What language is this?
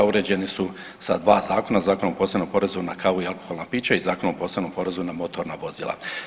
Croatian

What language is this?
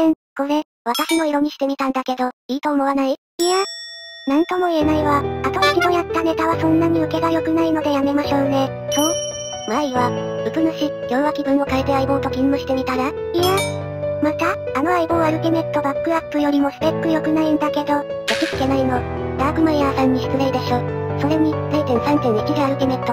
Japanese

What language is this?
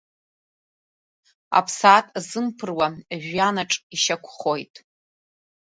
Abkhazian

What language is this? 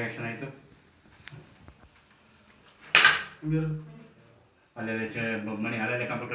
Kannada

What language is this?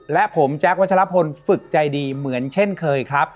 Thai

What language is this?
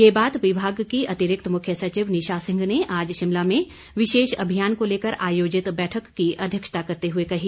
Hindi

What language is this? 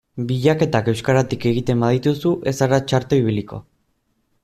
Basque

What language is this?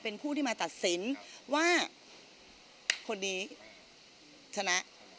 Thai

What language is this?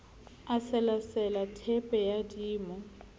Southern Sotho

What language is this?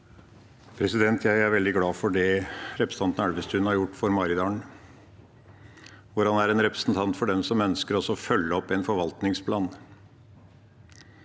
Norwegian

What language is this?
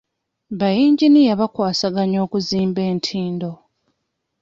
Ganda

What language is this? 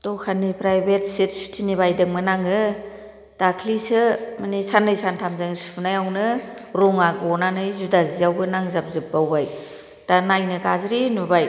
Bodo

